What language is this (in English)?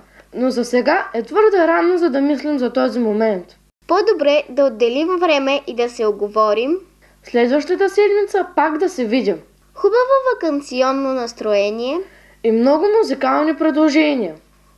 Bulgarian